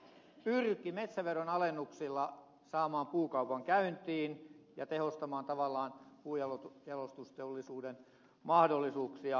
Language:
Finnish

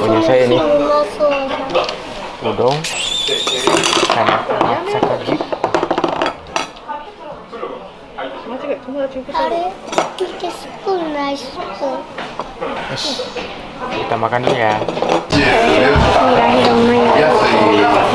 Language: Indonesian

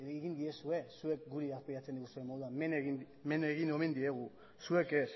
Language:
Basque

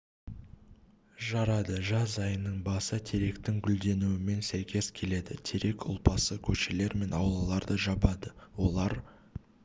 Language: Kazakh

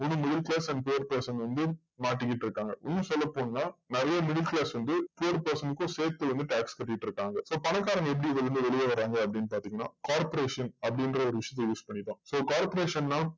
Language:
Tamil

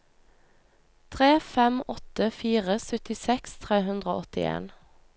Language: Norwegian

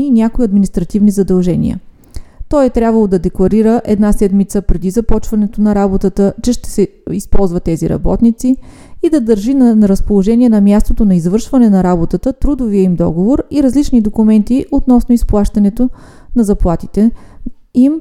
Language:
Bulgarian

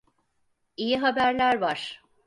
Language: Turkish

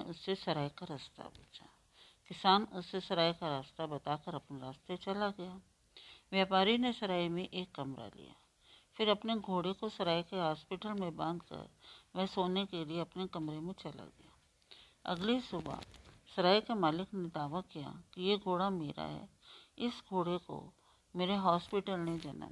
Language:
Hindi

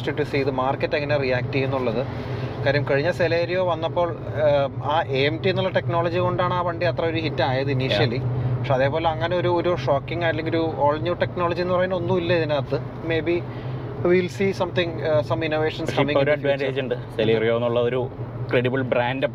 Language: Malayalam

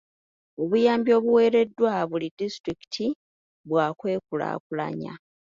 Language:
Ganda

